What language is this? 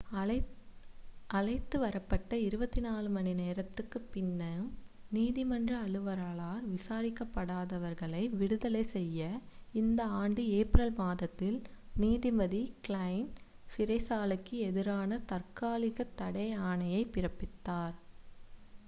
Tamil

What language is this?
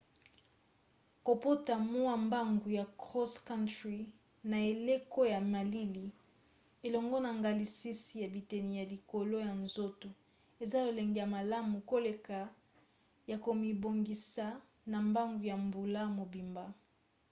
Lingala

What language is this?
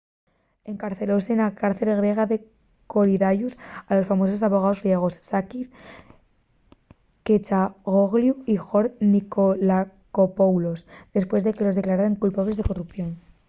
Asturian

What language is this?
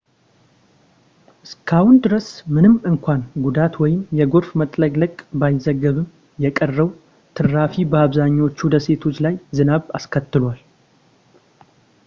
Amharic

